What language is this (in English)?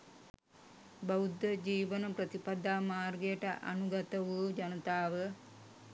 Sinhala